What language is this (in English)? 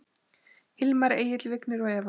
Icelandic